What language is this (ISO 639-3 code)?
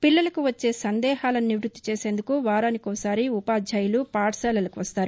tel